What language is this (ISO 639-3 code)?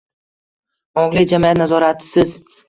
uzb